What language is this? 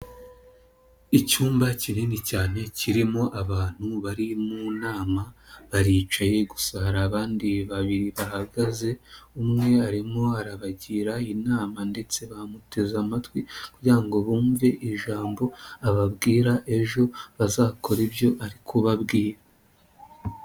Kinyarwanda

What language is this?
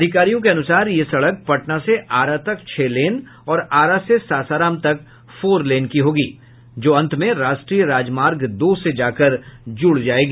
Hindi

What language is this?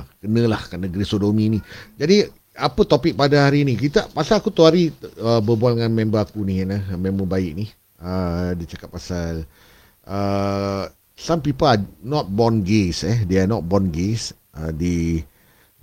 Malay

